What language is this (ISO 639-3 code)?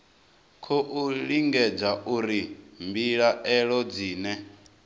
ven